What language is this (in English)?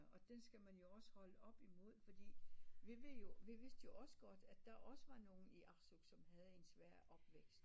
Danish